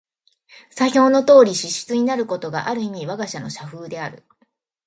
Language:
Japanese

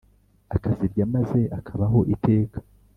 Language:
Kinyarwanda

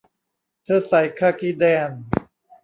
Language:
Thai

